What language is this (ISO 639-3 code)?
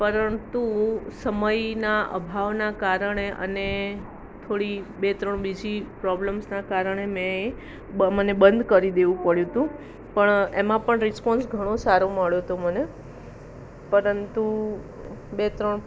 guj